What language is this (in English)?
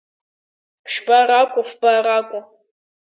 Abkhazian